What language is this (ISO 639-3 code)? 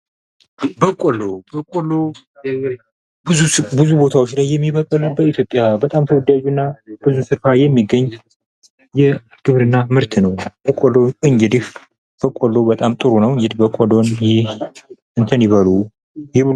amh